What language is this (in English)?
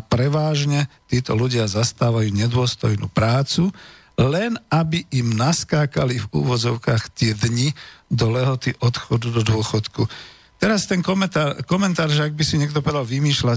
Slovak